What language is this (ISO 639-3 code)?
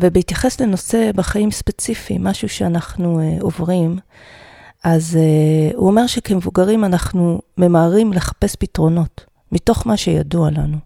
heb